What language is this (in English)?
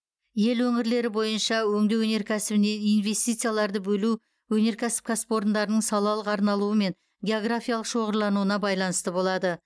Kazakh